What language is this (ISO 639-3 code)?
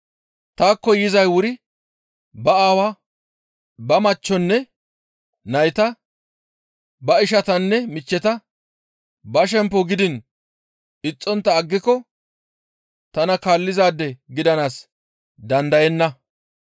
gmv